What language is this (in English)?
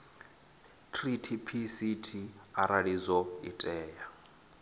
Venda